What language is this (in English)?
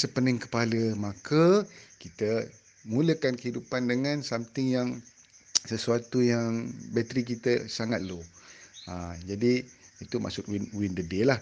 Malay